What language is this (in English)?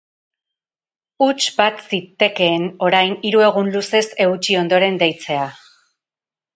Basque